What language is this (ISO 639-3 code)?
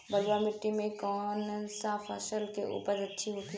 bho